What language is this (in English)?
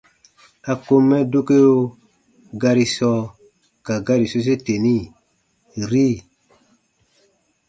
Baatonum